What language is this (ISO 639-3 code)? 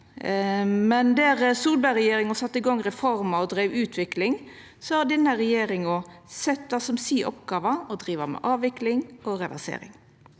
nor